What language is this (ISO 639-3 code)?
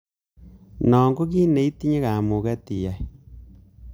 kln